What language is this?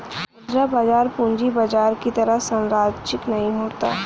Hindi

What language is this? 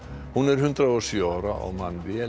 Icelandic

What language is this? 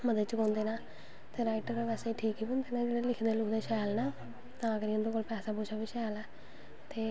Dogri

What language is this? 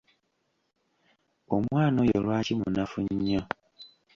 Ganda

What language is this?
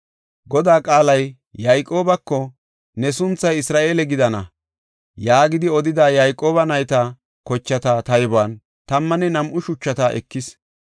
Gofa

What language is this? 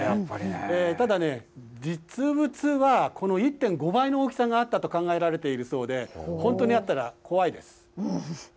Japanese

